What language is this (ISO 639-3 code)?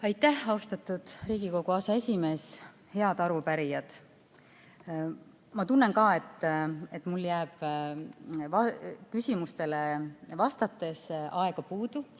est